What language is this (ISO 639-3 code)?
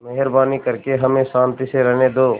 hin